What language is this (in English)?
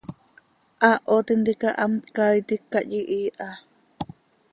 Seri